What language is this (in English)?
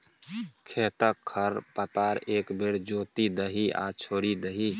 Maithili